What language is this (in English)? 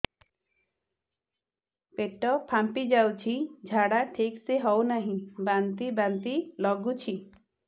Odia